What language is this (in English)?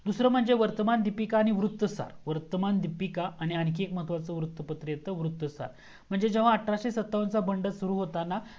Marathi